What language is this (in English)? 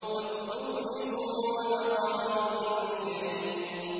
Arabic